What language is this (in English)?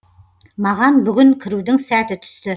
Kazakh